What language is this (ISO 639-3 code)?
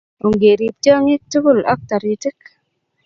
kln